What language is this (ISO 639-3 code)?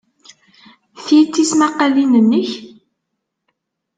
kab